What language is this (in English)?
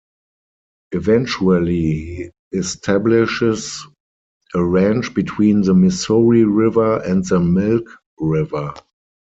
English